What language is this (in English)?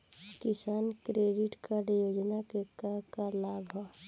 Bhojpuri